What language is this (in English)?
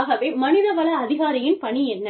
Tamil